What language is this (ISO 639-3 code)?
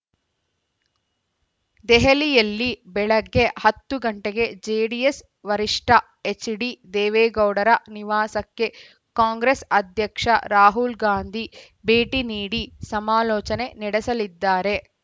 kan